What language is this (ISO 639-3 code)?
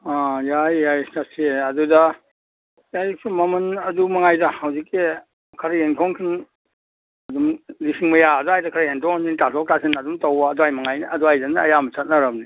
mni